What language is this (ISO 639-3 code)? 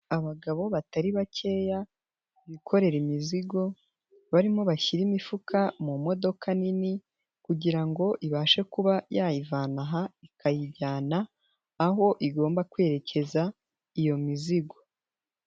kin